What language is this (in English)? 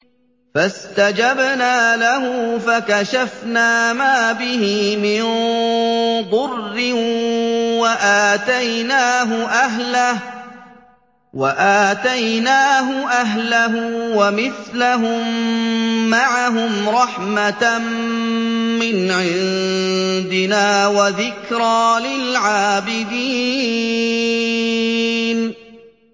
Arabic